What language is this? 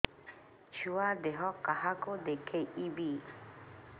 Odia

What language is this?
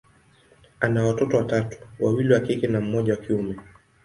Swahili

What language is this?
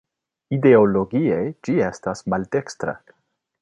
Esperanto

